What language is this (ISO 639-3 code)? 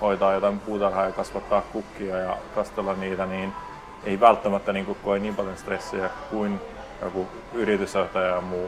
fin